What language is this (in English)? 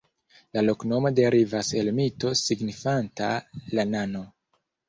Esperanto